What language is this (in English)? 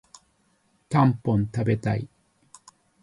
Japanese